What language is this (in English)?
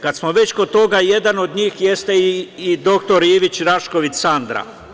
Serbian